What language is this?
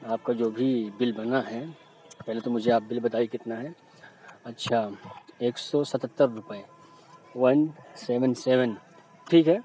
Urdu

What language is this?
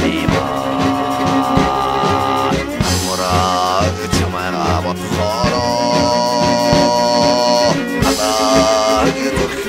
Arabic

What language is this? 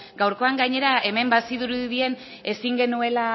Basque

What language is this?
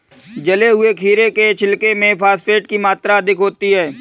Hindi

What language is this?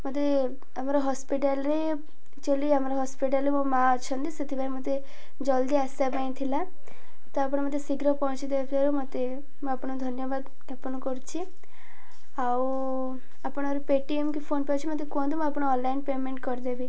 Odia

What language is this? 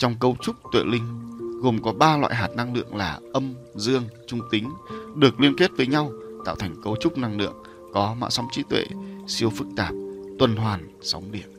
Vietnamese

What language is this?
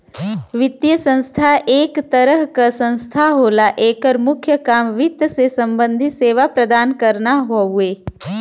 Bhojpuri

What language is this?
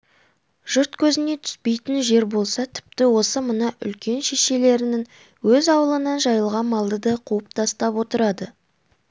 Kazakh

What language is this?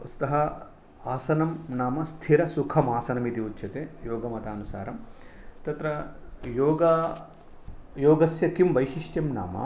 Sanskrit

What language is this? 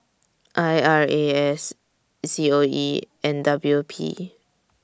English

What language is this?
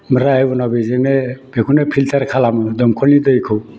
Bodo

